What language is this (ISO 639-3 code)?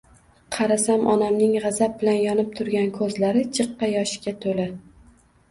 uzb